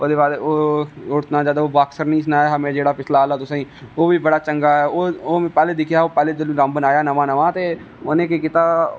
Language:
Dogri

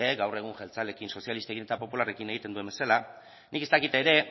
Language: Basque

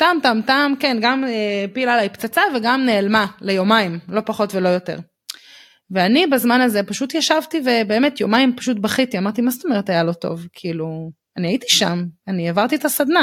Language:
Hebrew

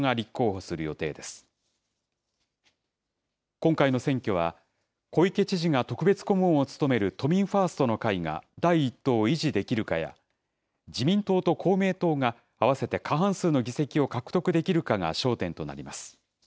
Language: Japanese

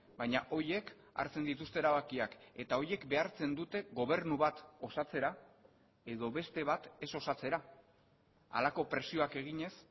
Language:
Basque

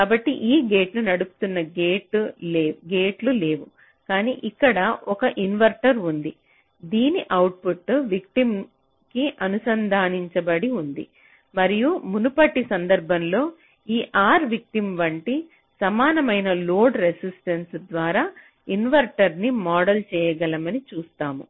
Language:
Telugu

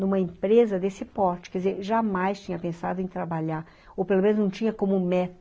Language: Portuguese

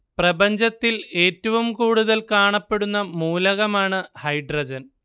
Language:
Malayalam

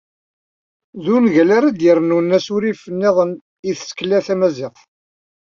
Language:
Kabyle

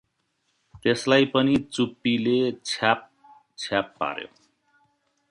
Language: Nepali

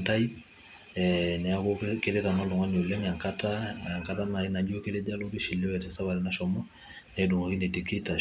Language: Masai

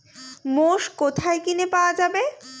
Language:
Bangla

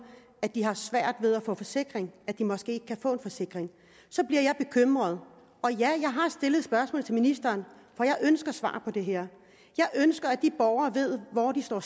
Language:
Danish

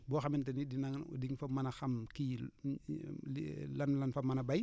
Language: Wolof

